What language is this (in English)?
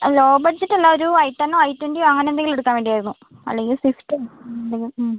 Malayalam